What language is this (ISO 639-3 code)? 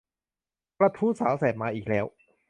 tha